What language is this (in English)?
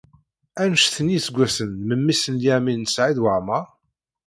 Kabyle